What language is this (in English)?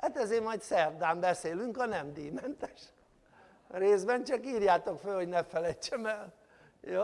Hungarian